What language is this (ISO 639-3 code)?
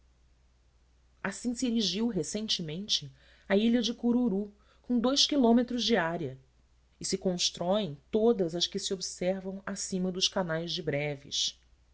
por